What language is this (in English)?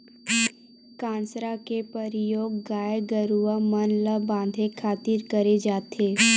Chhattisgarhi